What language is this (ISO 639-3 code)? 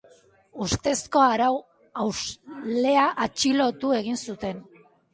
eus